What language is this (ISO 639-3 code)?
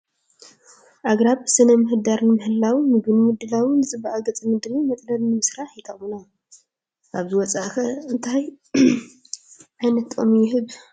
tir